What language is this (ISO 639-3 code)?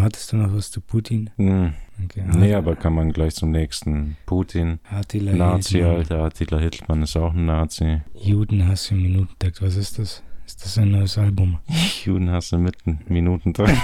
deu